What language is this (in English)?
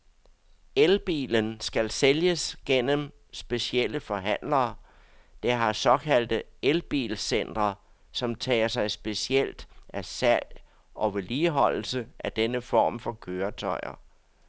Danish